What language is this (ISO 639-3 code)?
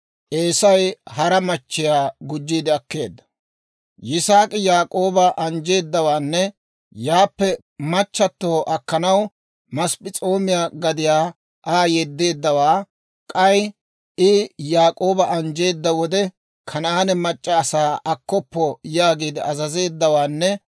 dwr